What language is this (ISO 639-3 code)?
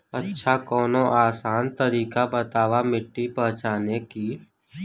bho